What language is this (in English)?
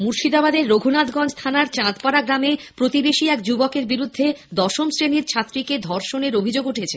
Bangla